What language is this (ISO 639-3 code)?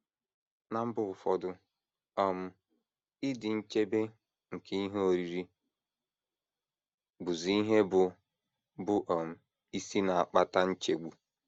ibo